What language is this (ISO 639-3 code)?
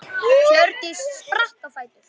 isl